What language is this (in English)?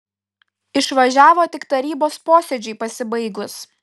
Lithuanian